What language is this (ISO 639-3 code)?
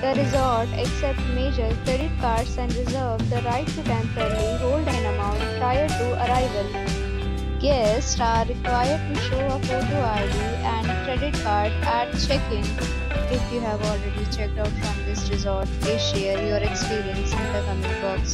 eng